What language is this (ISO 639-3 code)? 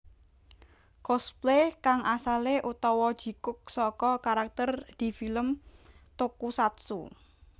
jav